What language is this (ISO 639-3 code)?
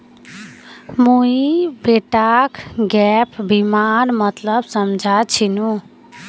mag